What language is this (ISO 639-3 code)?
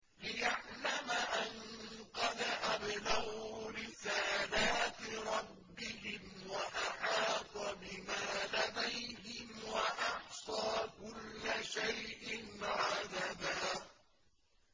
ara